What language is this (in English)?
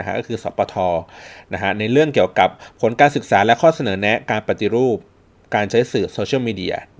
Thai